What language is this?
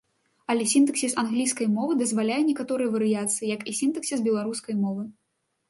Belarusian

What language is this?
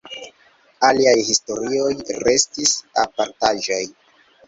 Esperanto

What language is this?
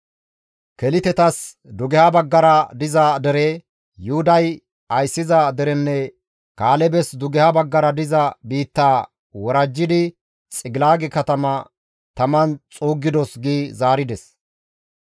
Gamo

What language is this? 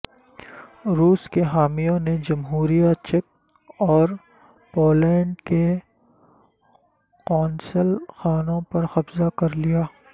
Urdu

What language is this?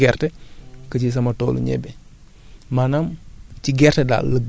Wolof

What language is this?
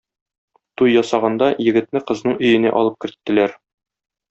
Tatar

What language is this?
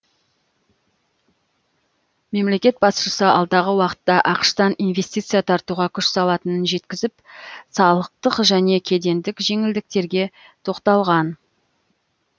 Kazakh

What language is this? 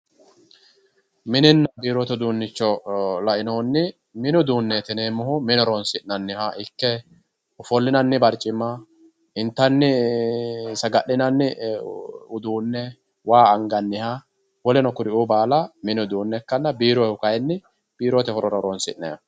Sidamo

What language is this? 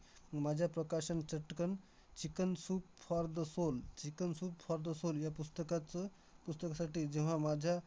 Marathi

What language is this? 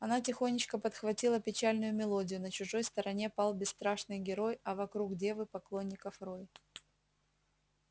Russian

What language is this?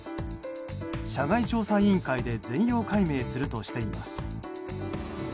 Japanese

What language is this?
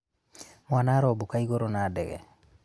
Kikuyu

